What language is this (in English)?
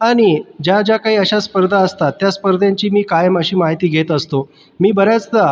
Marathi